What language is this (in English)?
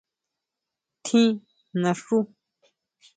Huautla Mazatec